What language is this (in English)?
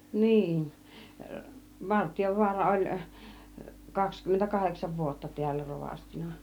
Finnish